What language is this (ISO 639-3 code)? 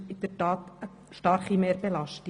gsw